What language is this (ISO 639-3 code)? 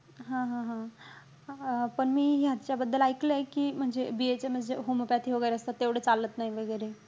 mar